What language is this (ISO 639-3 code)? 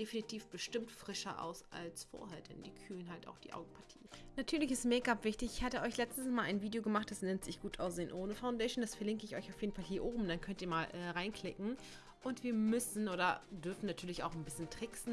deu